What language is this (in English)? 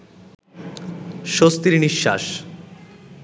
Bangla